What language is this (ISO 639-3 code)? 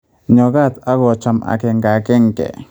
kln